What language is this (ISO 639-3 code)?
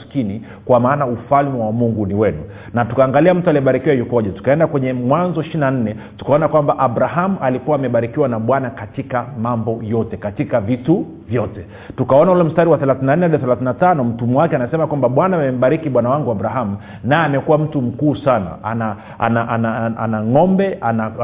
swa